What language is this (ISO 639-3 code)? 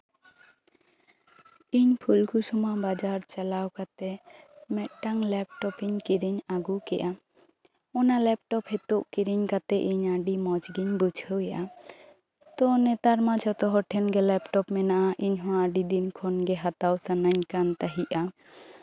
sat